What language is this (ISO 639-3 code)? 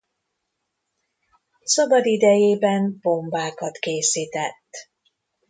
hun